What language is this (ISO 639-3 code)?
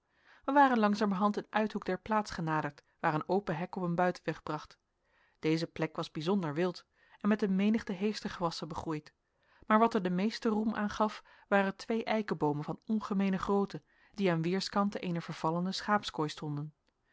nld